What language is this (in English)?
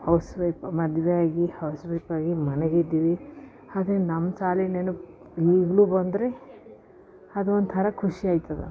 Kannada